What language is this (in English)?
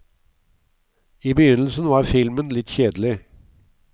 Norwegian